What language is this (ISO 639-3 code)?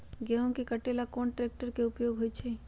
mag